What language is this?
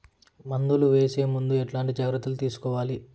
Telugu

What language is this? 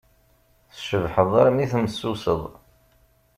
Kabyle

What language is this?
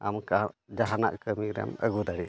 Santali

